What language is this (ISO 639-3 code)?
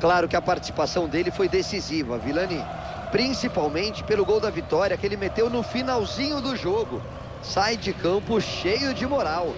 por